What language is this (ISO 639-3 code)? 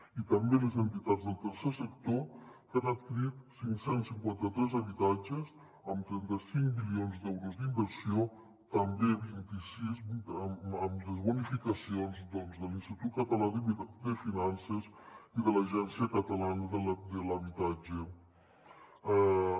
cat